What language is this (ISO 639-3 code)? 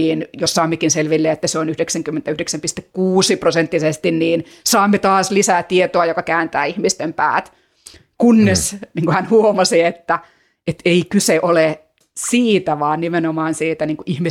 fin